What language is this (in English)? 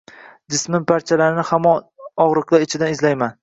Uzbek